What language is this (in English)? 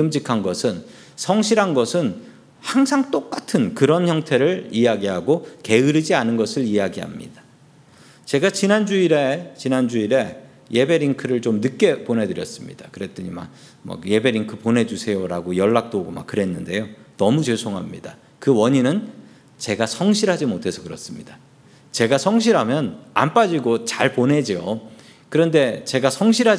Korean